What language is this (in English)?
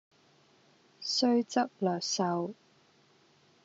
Cantonese